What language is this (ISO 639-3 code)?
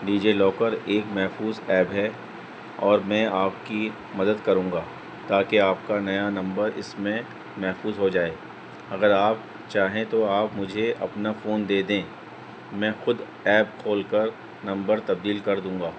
urd